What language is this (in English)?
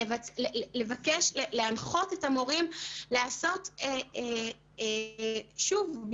Hebrew